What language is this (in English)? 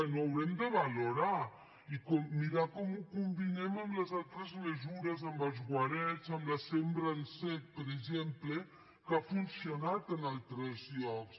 Catalan